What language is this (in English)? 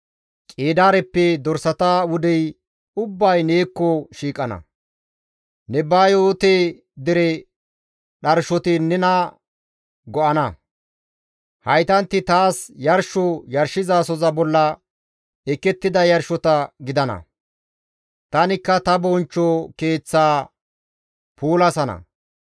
Gamo